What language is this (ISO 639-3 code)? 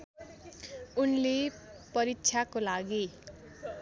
nep